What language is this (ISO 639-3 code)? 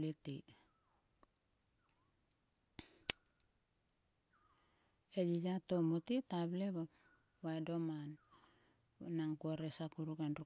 sua